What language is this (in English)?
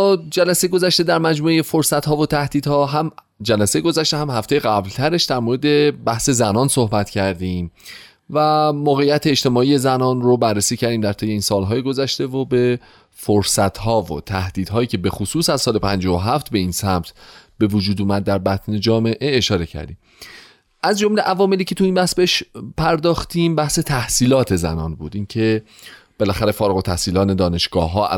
Persian